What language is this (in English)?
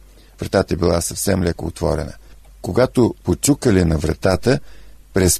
Bulgarian